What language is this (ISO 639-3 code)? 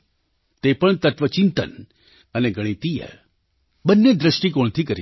guj